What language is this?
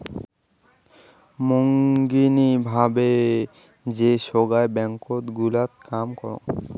Bangla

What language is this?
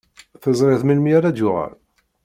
Kabyle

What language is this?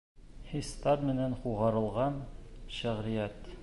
Bashkir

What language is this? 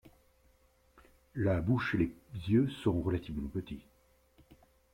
French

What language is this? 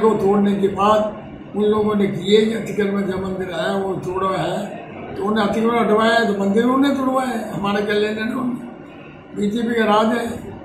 Indonesian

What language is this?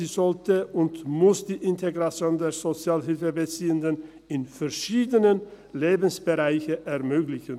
Swiss German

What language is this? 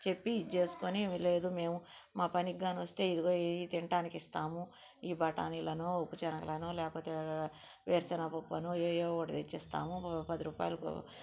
Telugu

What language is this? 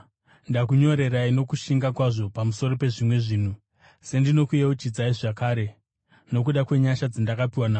Shona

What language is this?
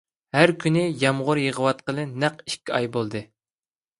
Uyghur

